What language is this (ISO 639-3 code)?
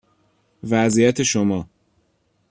fas